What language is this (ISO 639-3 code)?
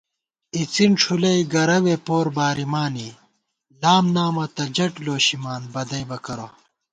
gwt